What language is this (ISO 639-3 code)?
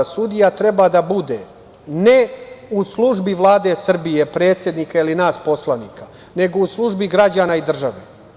srp